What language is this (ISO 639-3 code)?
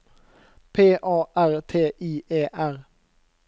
nor